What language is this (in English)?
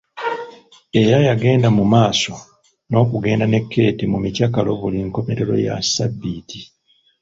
Ganda